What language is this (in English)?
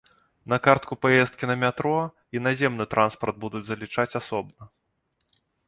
Belarusian